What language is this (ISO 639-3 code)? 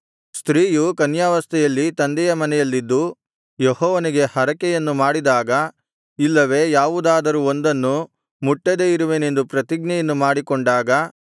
kan